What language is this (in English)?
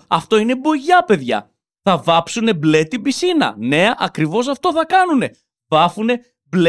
Greek